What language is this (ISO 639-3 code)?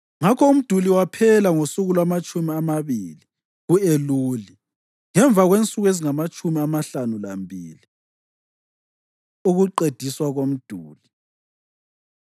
nde